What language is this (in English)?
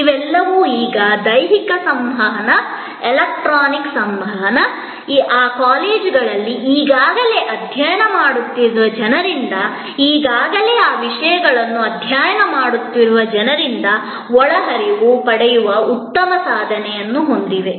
Kannada